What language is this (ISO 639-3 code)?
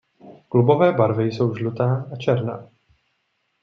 ces